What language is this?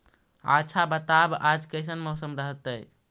Magahi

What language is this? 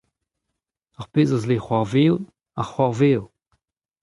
Breton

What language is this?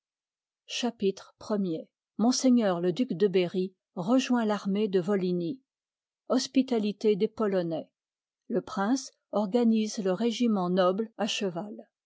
French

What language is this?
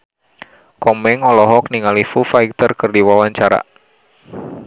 Sundanese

